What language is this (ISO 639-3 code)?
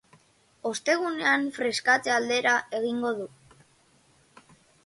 eus